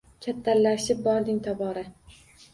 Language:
Uzbek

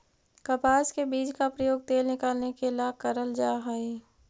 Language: Magahi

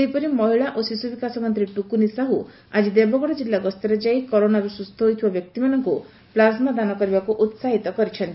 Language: Odia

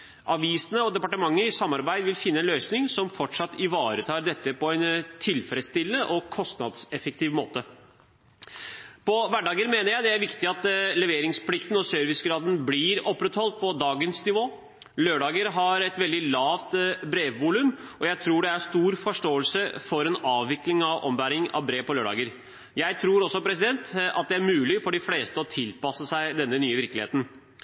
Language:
Norwegian Bokmål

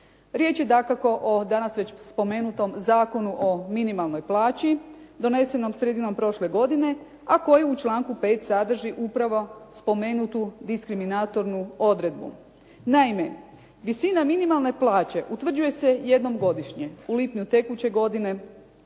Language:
Croatian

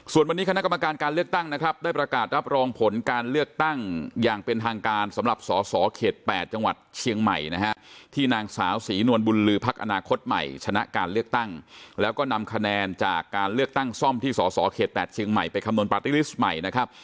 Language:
Thai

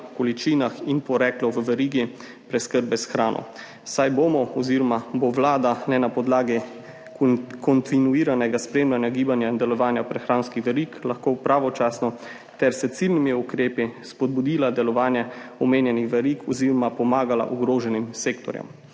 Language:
Slovenian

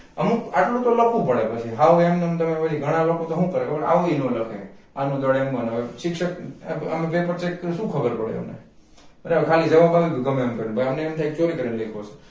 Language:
Gujarati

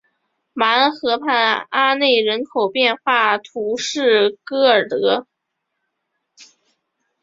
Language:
Chinese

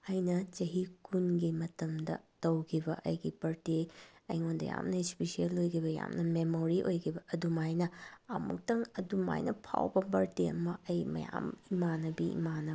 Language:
Manipuri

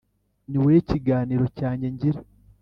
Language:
Kinyarwanda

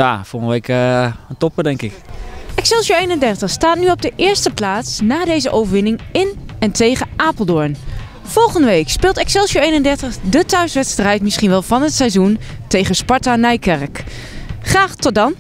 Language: Dutch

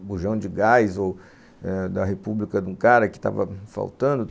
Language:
Portuguese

